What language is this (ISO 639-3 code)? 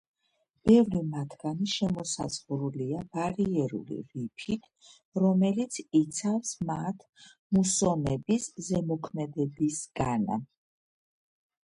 kat